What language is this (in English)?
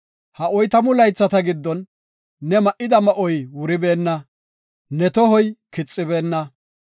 Gofa